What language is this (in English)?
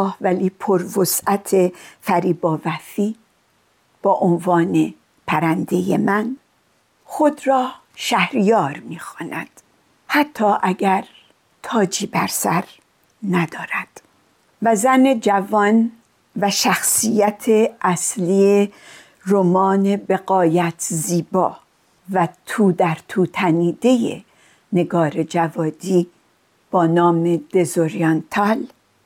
Persian